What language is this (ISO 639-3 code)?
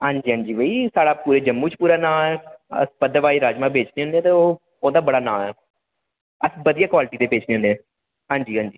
doi